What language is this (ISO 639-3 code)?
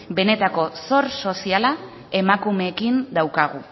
eus